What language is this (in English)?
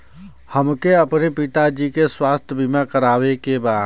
Bhojpuri